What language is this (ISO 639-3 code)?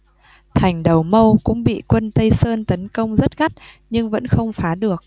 vie